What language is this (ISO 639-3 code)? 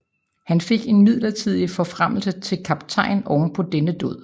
dan